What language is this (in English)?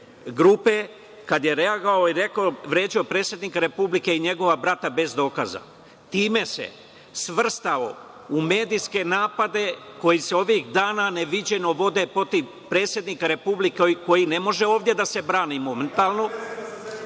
Serbian